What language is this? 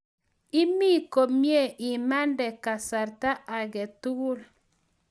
Kalenjin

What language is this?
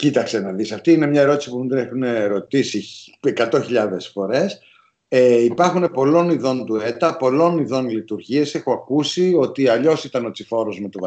Greek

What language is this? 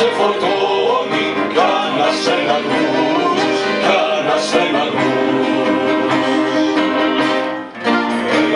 Romanian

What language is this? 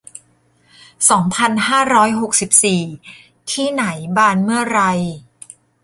Thai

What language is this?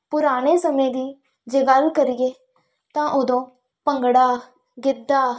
Punjabi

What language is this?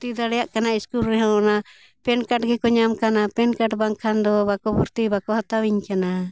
Santali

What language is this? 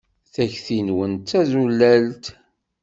Kabyle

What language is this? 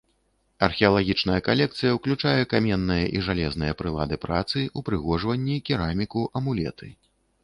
Belarusian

